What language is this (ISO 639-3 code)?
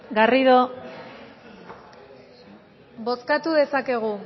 eus